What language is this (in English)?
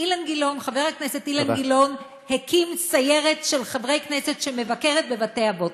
Hebrew